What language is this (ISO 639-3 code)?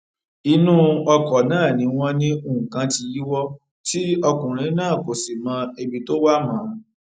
yor